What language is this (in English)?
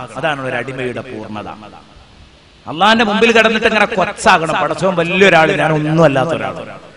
Arabic